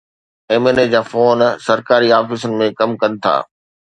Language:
Sindhi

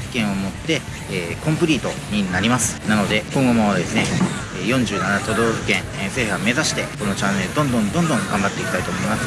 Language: Japanese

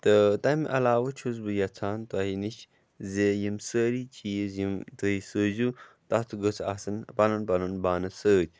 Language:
Kashmiri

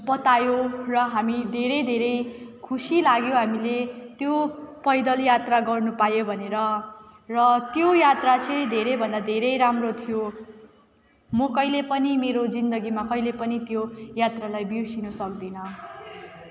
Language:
Nepali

